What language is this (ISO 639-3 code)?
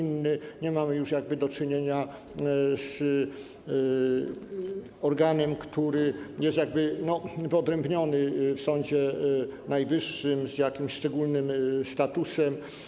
pol